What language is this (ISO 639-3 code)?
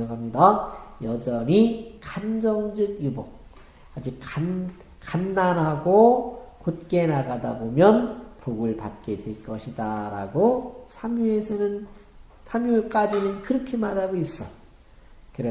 kor